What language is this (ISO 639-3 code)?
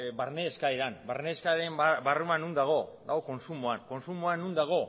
eus